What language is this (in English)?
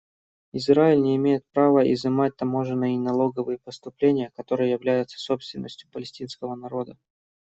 Russian